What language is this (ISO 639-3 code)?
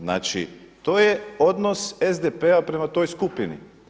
hrv